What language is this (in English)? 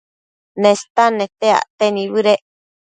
Matsés